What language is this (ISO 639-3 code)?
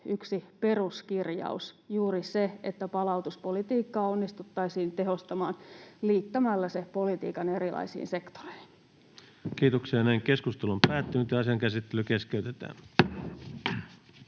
fin